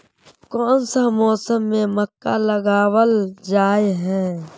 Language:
Magahi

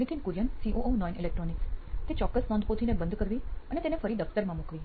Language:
Gujarati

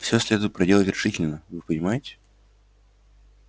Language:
Russian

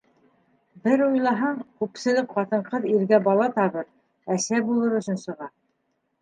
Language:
Bashkir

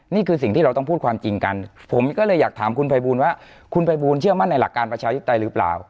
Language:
Thai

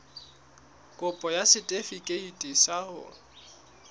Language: Southern Sotho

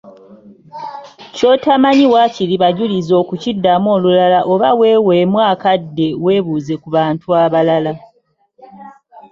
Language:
Ganda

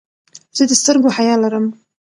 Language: Pashto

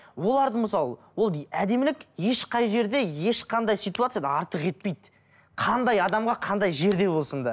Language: Kazakh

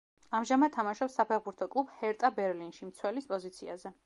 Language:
Georgian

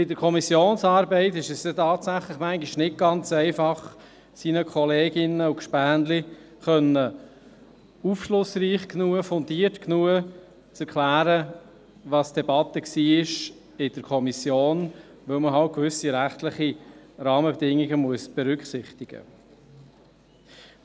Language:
Swiss German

